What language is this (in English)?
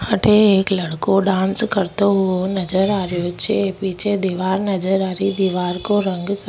Rajasthani